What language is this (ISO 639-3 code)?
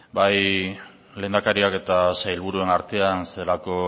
eus